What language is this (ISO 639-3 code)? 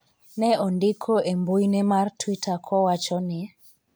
luo